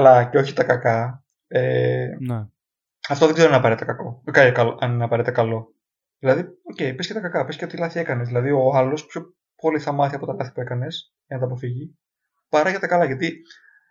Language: Greek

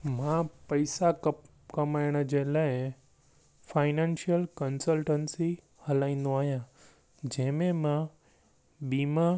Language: Sindhi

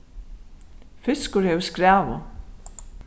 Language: Faroese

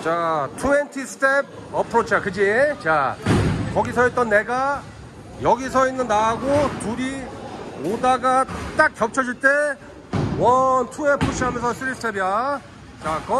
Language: Korean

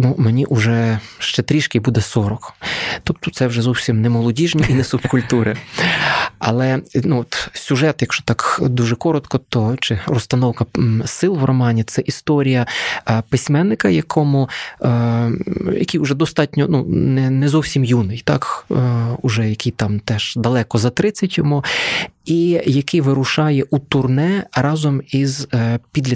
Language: Ukrainian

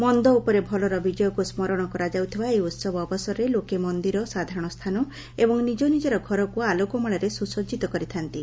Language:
Odia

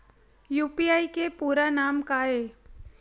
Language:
Chhattisgarhi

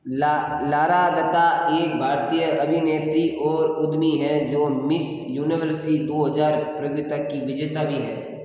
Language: Hindi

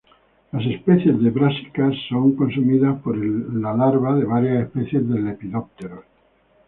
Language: Spanish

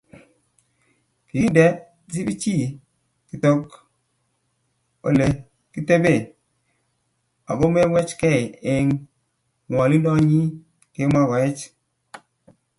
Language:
Kalenjin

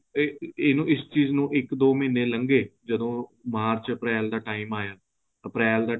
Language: Punjabi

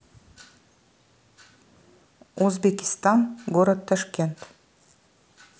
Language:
Russian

